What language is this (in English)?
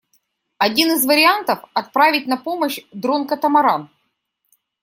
Russian